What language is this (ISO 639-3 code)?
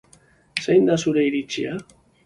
eus